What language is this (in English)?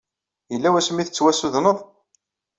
Kabyle